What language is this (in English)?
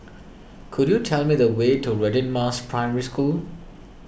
English